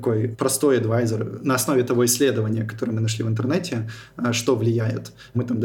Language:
Russian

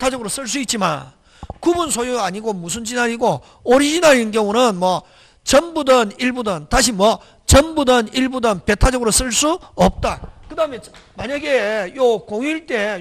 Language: Korean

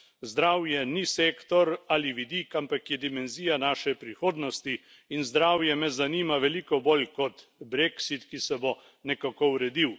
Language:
Slovenian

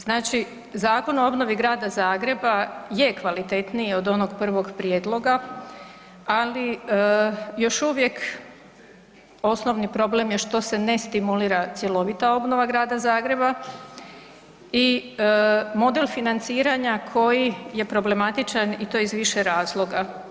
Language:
Croatian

